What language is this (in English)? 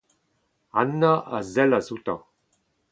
Breton